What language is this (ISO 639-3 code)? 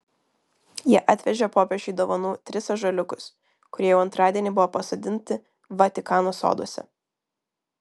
lit